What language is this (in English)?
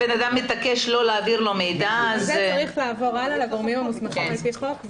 Hebrew